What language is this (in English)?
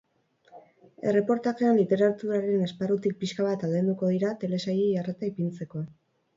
Basque